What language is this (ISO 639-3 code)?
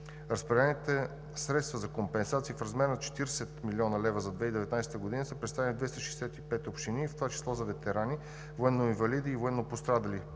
bul